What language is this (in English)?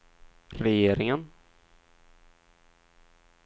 Swedish